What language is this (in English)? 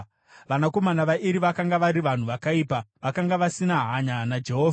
Shona